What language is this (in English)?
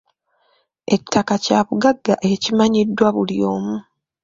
Ganda